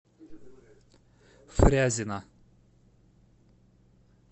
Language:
Russian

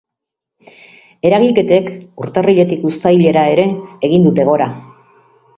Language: Basque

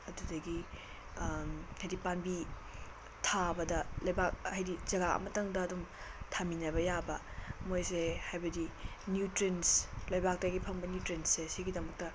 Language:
Manipuri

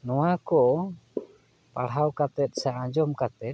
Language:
Santali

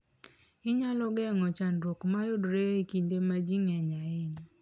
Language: Luo (Kenya and Tanzania)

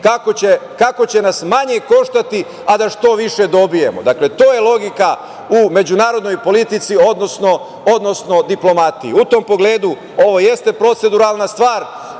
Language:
Serbian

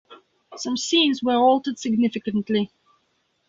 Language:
English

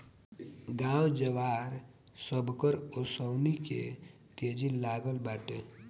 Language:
Bhojpuri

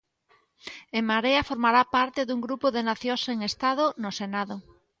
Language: Galician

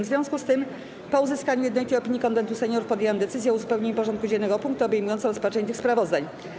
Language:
Polish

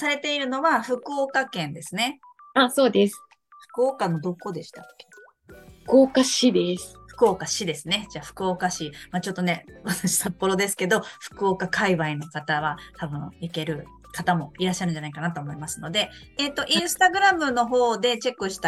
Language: Japanese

